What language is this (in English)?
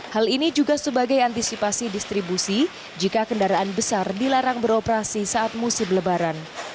Indonesian